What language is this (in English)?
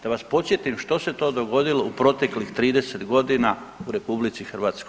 Croatian